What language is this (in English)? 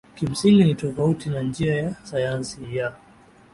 Swahili